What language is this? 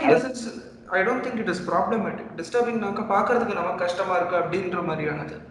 Tamil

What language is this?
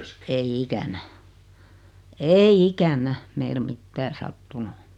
Finnish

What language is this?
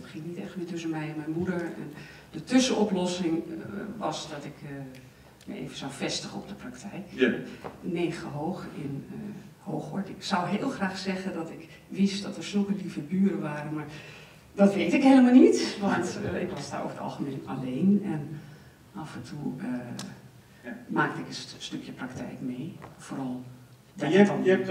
Dutch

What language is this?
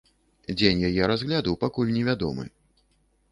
Belarusian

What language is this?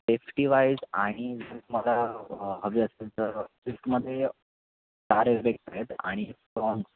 Marathi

